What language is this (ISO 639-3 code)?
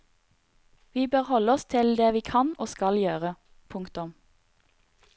nor